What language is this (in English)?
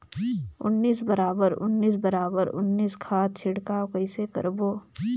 Chhattisgarhi